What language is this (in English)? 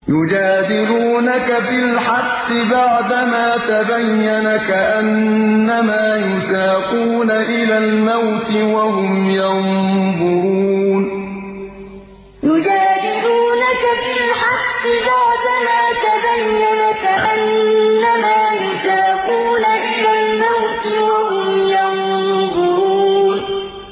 Arabic